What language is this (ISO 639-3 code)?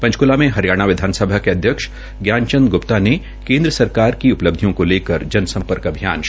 hin